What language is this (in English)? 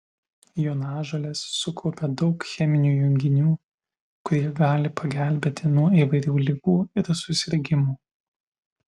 Lithuanian